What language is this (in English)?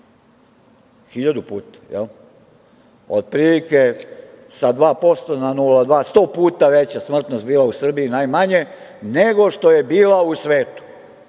Serbian